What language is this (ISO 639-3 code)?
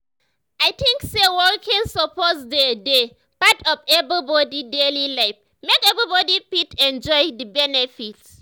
pcm